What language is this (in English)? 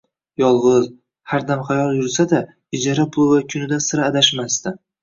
Uzbek